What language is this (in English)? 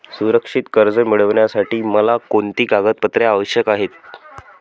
Marathi